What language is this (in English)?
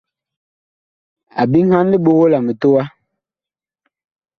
Bakoko